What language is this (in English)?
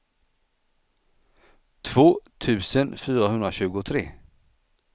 Swedish